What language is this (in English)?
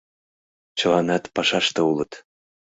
Mari